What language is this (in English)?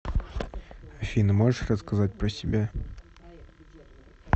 Russian